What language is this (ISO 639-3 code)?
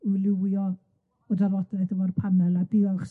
cym